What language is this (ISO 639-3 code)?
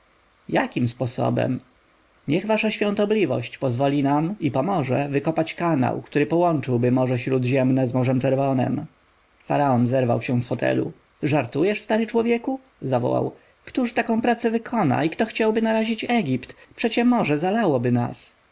pol